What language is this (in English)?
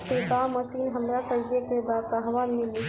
Bhojpuri